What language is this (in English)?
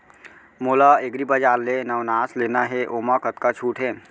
Chhattisgarhi